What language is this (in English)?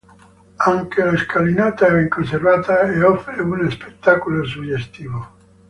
Italian